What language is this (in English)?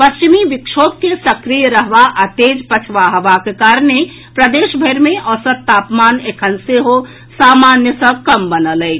Maithili